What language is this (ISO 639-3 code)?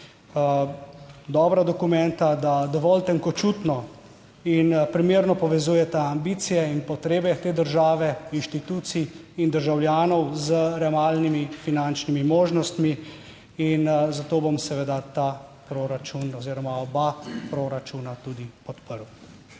slv